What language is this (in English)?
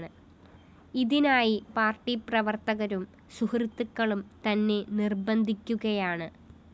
Malayalam